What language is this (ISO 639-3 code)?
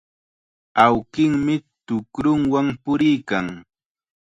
qxa